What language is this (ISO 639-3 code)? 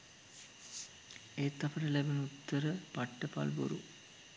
sin